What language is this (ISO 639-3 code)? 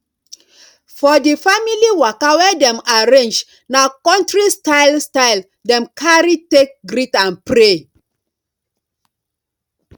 pcm